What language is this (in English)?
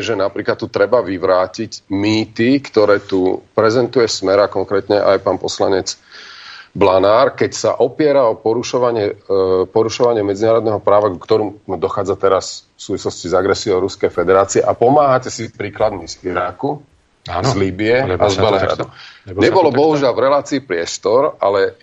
Slovak